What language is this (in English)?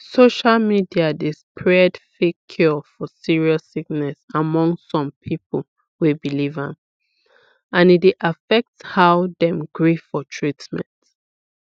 Nigerian Pidgin